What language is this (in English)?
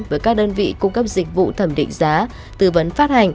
Vietnamese